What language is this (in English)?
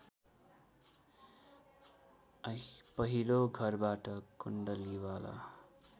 Nepali